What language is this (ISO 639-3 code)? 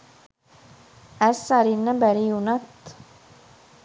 sin